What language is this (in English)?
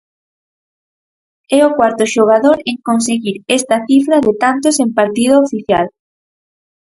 Galician